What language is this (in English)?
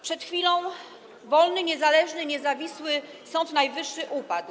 Polish